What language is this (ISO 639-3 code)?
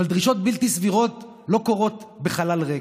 heb